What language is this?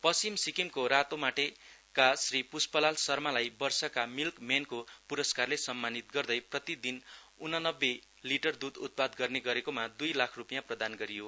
Nepali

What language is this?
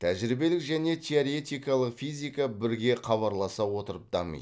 Kazakh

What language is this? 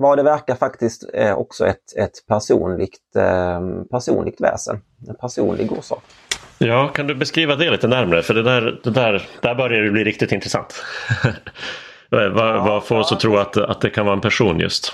Swedish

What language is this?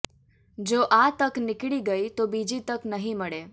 Gujarati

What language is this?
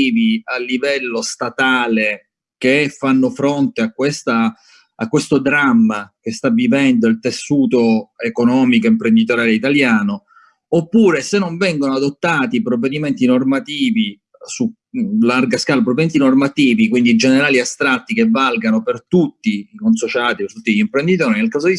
Italian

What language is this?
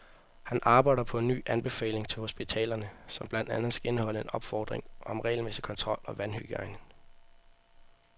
Danish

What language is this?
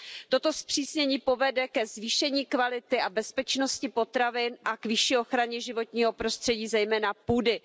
Czech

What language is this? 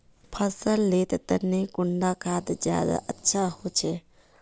Magahi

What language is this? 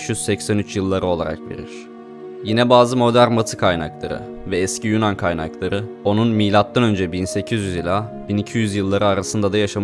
Turkish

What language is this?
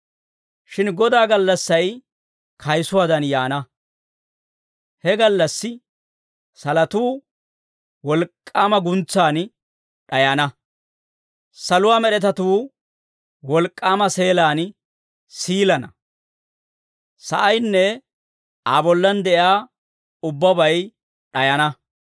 Dawro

